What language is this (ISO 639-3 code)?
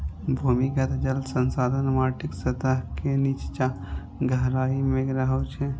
mai